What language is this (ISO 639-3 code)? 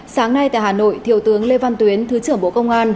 vie